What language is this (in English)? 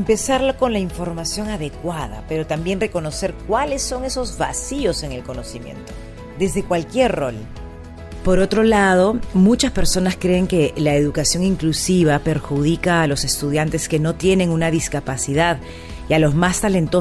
Spanish